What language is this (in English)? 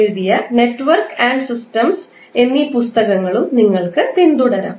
Malayalam